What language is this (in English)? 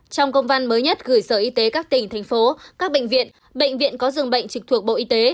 Vietnamese